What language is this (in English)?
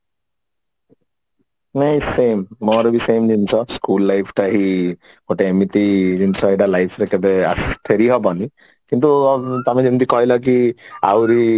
Odia